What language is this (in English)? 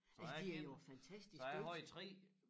Danish